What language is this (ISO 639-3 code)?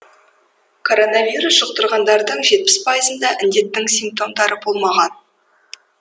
kaz